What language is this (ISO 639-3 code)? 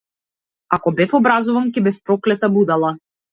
mkd